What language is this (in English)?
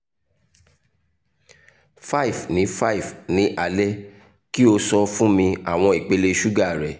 Yoruba